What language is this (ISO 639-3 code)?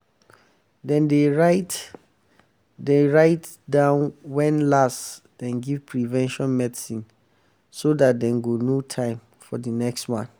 pcm